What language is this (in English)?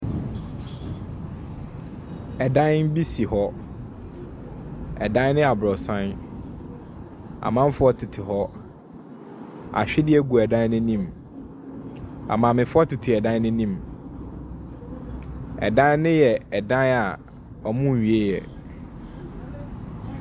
Akan